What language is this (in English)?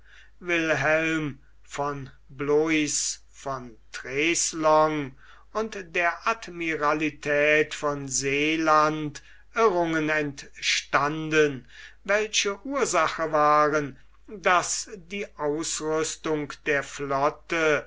German